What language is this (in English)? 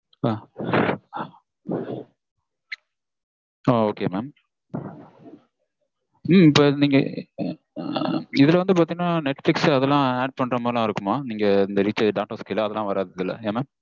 Tamil